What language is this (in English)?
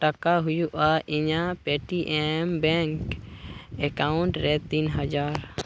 Santali